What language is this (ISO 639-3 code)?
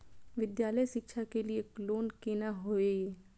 mai